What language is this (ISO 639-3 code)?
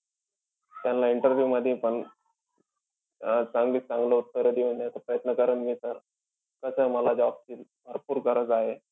mar